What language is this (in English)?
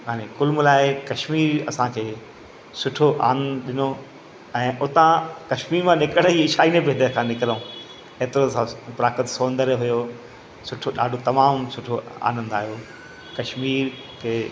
Sindhi